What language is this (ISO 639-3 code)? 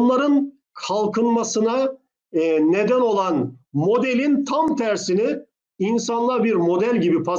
tur